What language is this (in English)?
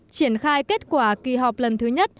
Vietnamese